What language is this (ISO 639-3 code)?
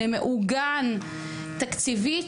heb